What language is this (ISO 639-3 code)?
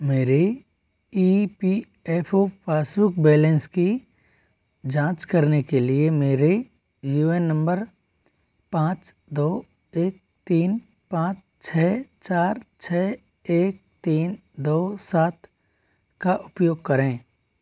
hin